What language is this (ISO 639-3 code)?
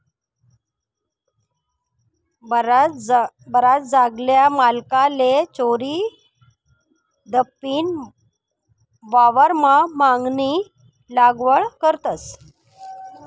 mar